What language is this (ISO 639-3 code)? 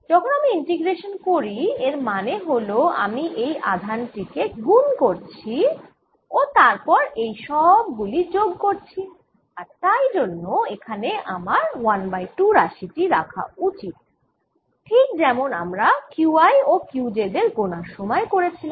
ben